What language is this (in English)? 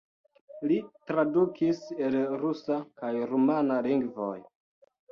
Esperanto